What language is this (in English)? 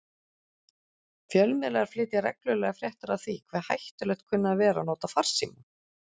Icelandic